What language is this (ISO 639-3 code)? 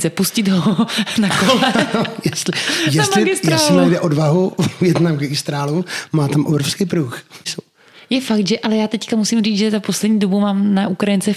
ces